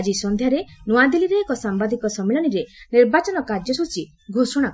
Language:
Odia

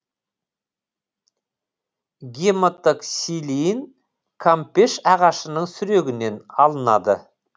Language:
Kazakh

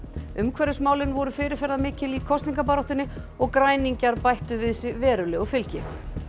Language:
Icelandic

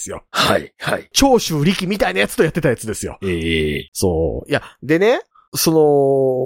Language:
Japanese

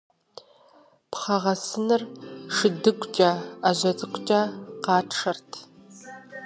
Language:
Kabardian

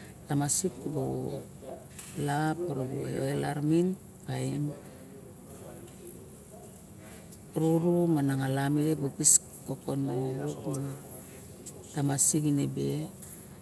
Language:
Barok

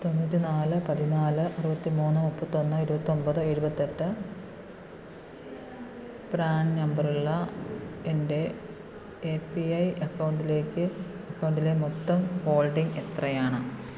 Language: Malayalam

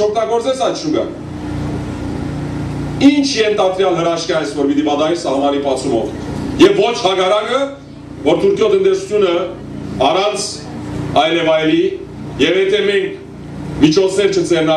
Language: Turkish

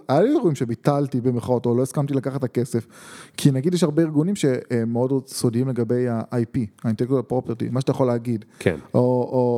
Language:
Hebrew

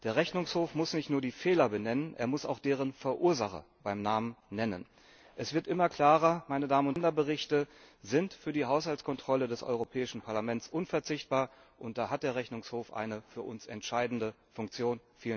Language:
German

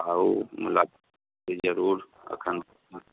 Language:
Maithili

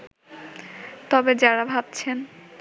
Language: Bangla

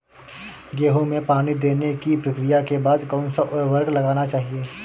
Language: Hindi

